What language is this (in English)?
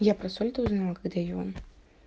Russian